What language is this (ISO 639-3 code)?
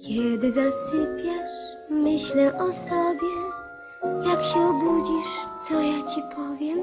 pol